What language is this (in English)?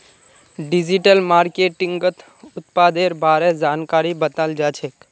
Magahi